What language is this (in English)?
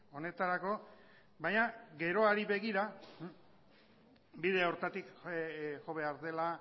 Basque